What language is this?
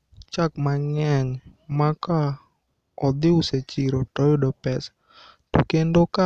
Luo (Kenya and Tanzania)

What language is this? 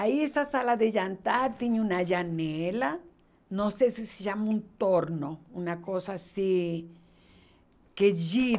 Portuguese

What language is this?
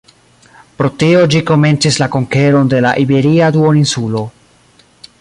Esperanto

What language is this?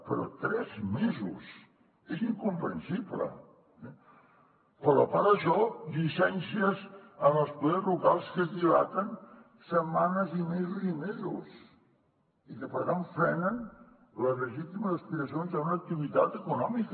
Catalan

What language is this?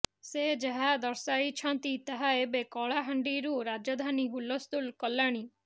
Odia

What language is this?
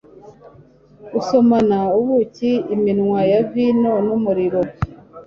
Kinyarwanda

